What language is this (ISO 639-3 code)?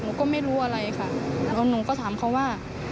tha